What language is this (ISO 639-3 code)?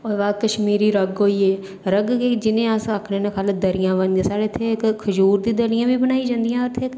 doi